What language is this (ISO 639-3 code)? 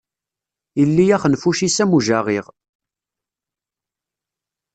kab